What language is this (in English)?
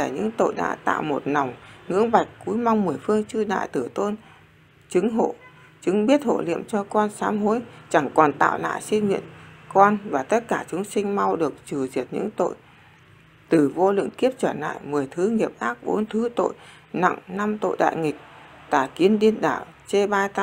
Vietnamese